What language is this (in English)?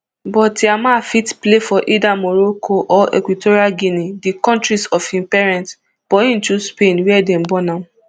Nigerian Pidgin